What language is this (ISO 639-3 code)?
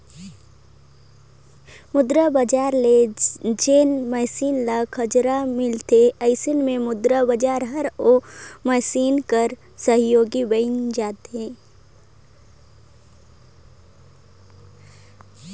hne